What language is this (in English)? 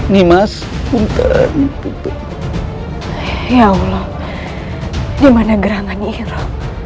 Indonesian